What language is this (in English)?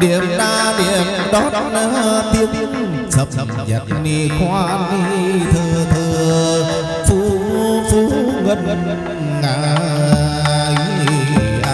Thai